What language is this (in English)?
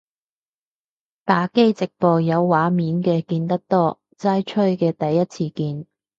Cantonese